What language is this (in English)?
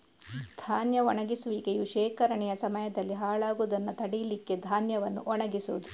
Kannada